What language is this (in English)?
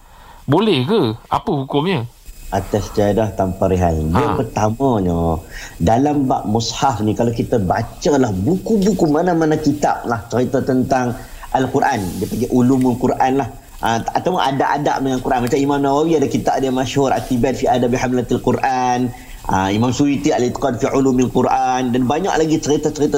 Malay